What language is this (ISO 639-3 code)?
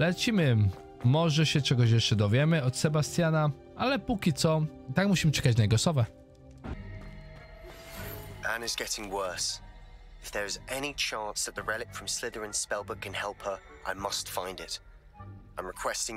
pol